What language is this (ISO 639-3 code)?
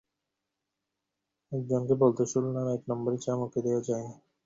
ben